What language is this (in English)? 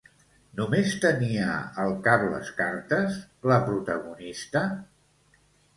Catalan